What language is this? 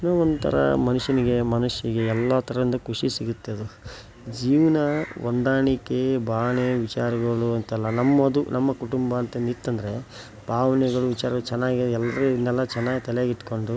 Kannada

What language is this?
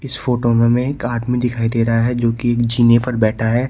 Hindi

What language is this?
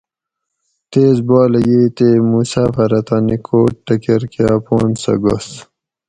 Gawri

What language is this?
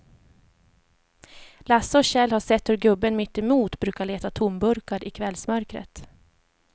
Swedish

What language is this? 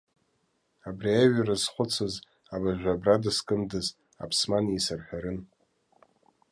Abkhazian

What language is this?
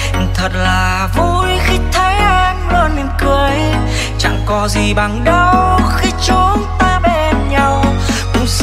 Vietnamese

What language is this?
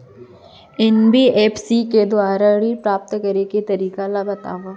Chhattisgarhi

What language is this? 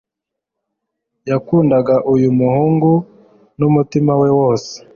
Kinyarwanda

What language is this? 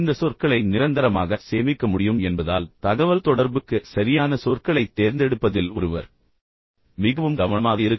Tamil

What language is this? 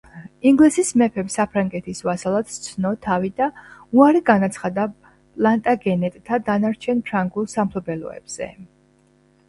Georgian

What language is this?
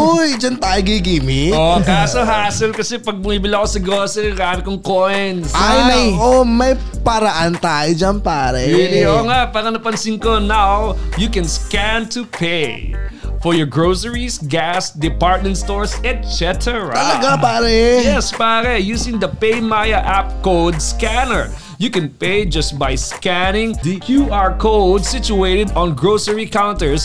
Filipino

